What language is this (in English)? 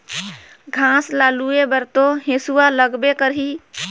Chhattisgarhi